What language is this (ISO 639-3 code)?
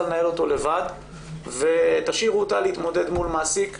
heb